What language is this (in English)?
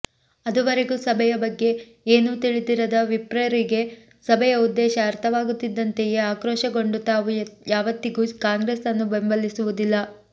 Kannada